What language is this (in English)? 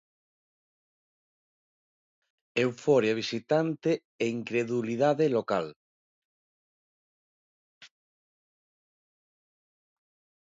Galician